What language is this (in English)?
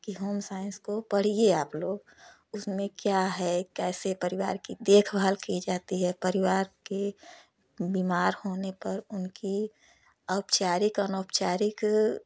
Hindi